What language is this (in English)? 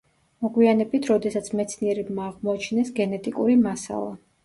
Georgian